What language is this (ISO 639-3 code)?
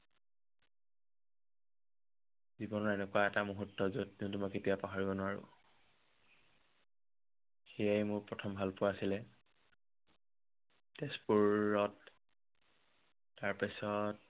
asm